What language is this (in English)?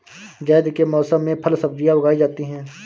Hindi